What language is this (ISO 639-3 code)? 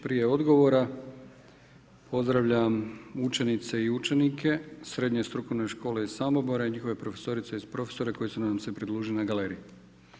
hrv